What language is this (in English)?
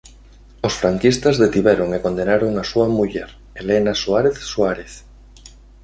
Galician